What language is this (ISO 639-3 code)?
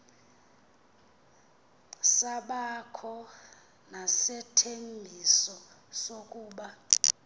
xho